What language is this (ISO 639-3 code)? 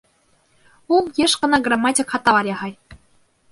bak